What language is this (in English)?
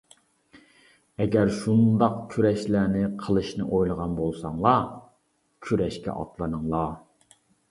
Uyghur